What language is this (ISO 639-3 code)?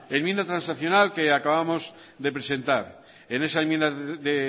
spa